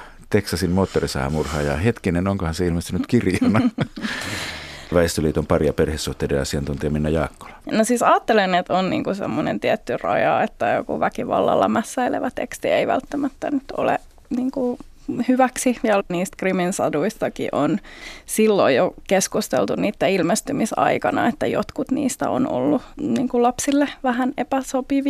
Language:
Finnish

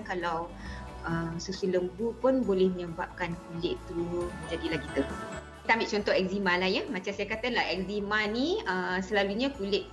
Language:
Malay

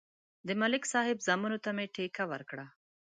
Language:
Pashto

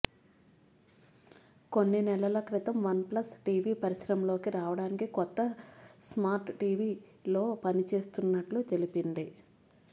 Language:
Telugu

